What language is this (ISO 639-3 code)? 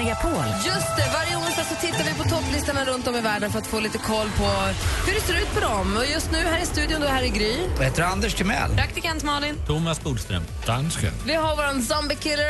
swe